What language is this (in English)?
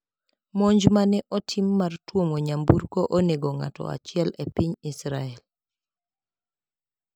Luo (Kenya and Tanzania)